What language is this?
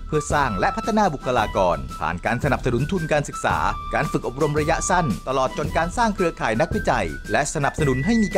Thai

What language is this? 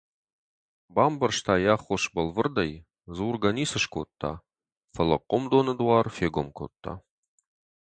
Ossetic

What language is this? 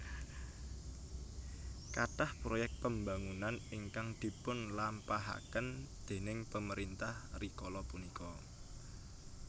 Javanese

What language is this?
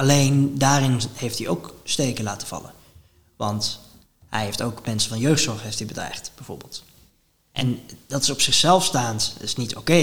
Dutch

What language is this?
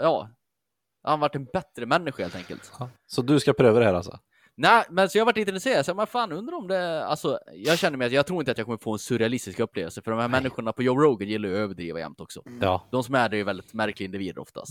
Swedish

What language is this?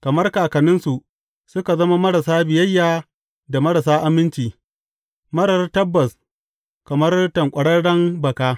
Hausa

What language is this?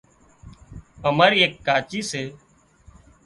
Wadiyara Koli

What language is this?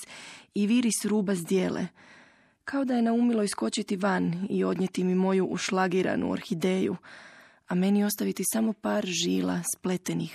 Croatian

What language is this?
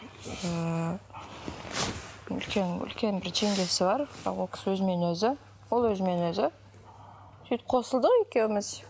Kazakh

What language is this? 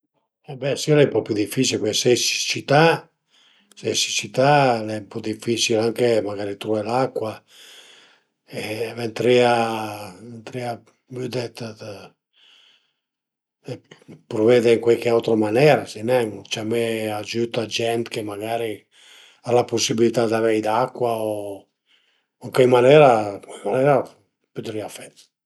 Piedmontese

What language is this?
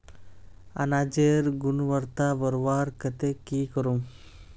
Magahi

